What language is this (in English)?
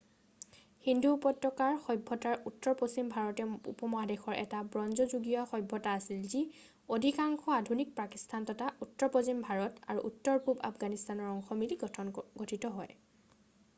Assamese